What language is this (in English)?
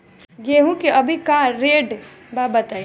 Bhojpuri